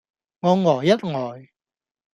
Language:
Cantonese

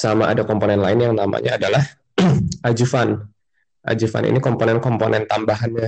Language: Indonesian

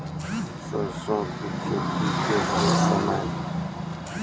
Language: Maithili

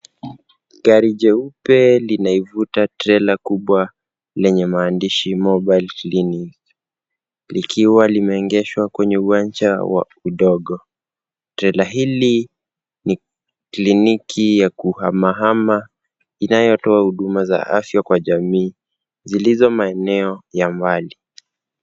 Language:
Swahili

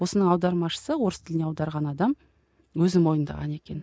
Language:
Kazakh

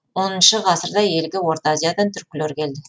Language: Kazakh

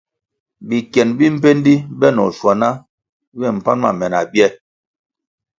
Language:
Kwasio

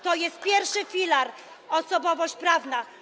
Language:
Polish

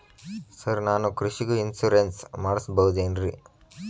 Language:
Kannada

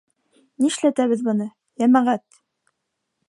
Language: Bashkir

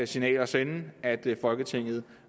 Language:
Danish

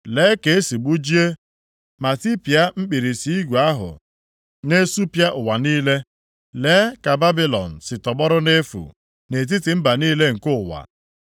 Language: Igbo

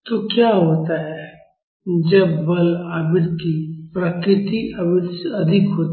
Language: Hindi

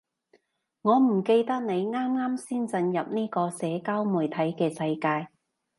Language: Cantonese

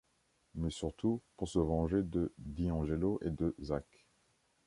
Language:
French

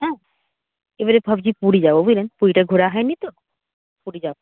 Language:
Bangla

